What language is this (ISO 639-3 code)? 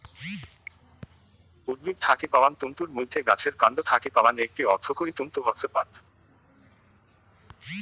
ben